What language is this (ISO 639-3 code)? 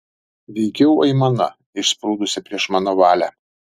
lit